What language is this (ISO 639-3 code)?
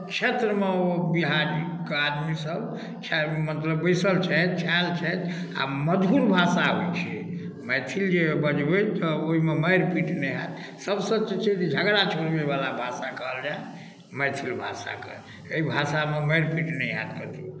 mai